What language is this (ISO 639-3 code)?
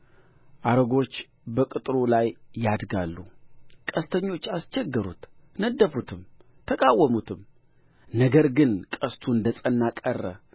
amh